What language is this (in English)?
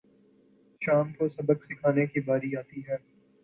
Urdu